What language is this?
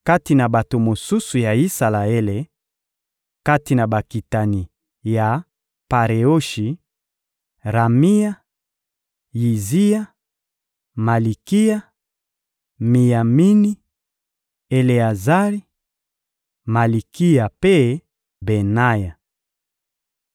Lingala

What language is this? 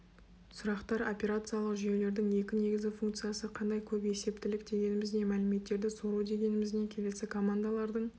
Kazakh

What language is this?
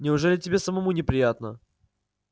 Russian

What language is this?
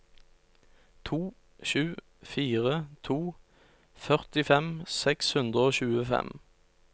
Norwegian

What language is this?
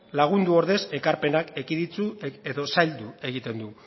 Basque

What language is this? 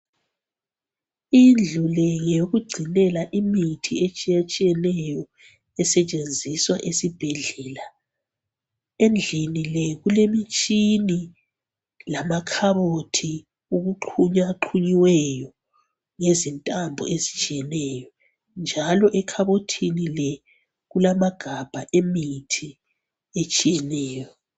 North Ndebele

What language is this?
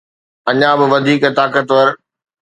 Sindhi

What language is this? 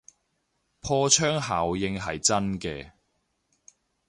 Cantonese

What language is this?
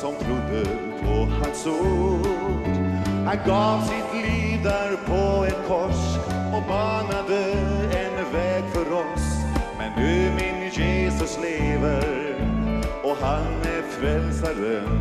Swedish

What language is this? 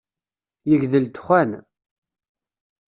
Kabyle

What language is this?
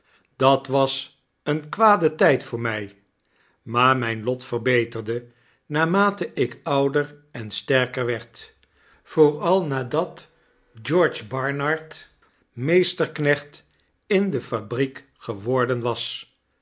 Dutch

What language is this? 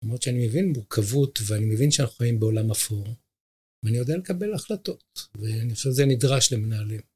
Hebrew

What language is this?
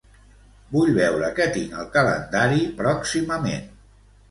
Catalan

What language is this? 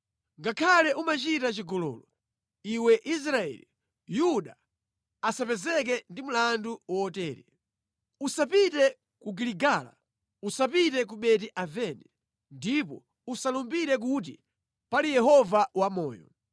Nyanja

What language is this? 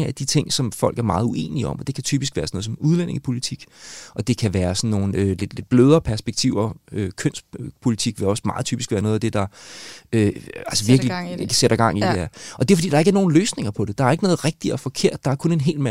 Danish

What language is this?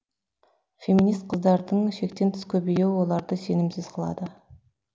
Kazakh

